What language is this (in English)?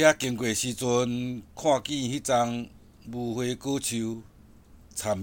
Chinese